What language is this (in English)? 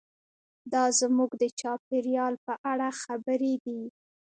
Pashto